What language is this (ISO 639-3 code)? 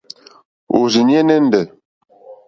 bri